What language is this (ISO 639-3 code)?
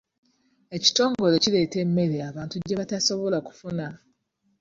lug